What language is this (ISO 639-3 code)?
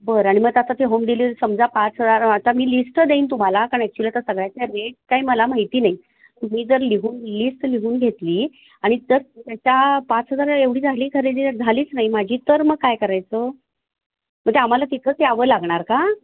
mar